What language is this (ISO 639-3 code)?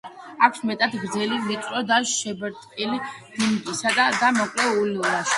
kat